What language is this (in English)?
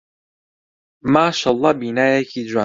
Central Kurdish